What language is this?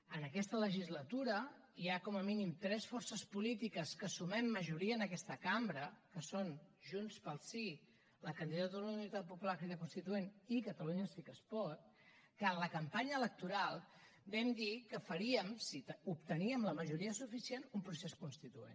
Catalan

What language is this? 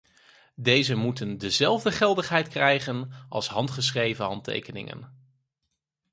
Dutch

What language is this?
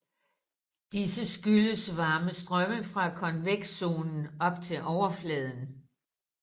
Danish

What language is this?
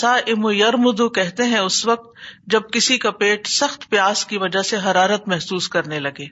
Urdu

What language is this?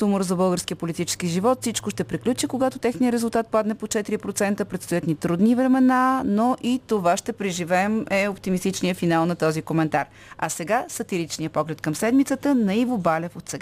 Bulgarian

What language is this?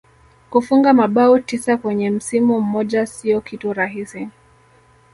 Swahili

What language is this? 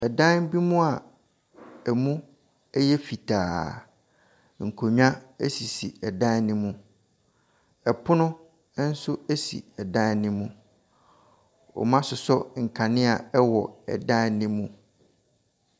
Akan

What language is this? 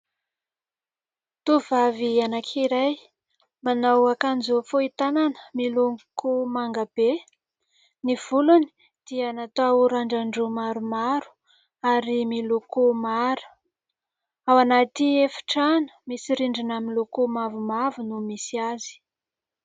Malagasy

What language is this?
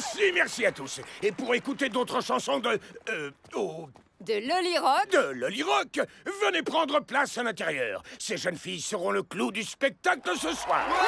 French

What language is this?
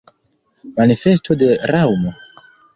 Esperanto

